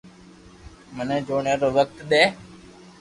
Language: Loarki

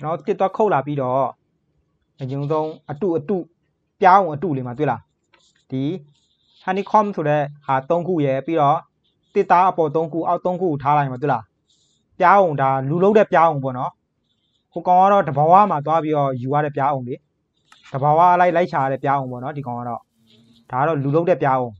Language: Thai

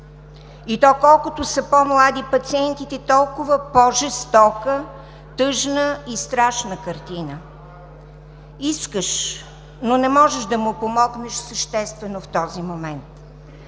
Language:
Bulgarian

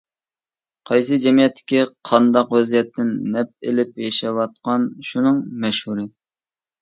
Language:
Uyghur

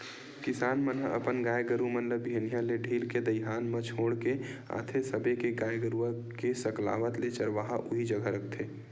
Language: Chhattisgarhi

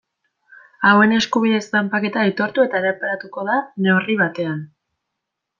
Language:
Basque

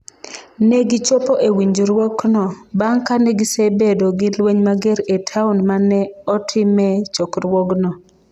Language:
Luo (Kenya and Tanzania)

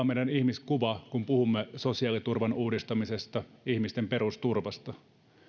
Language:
Finnish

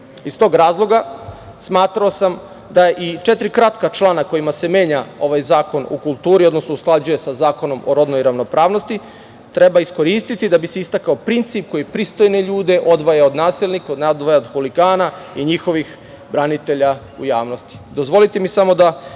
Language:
Serbian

